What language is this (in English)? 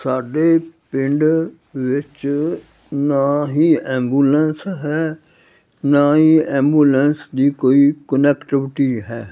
Punjabi